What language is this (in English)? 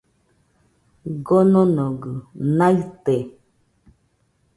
Nüpode Huitoto